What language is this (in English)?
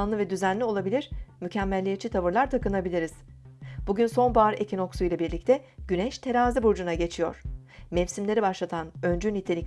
Turkish